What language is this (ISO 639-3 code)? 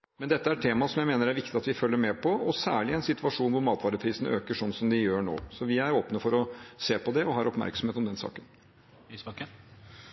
nor